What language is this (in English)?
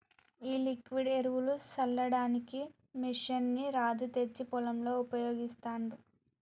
Telugu